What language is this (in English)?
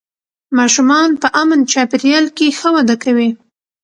Pashto